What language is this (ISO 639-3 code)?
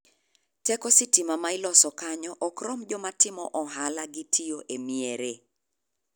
luo